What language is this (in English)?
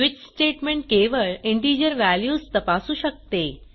Marathi